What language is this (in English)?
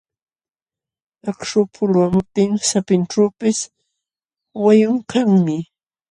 Jauja Wanca Quechua